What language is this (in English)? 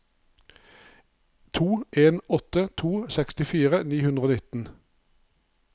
Norwegian